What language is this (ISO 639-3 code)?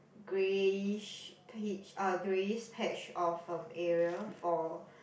eng